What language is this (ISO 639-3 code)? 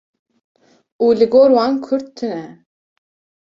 kur